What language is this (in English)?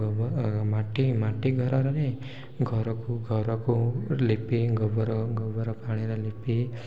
Odia